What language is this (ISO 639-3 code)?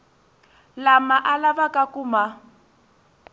tso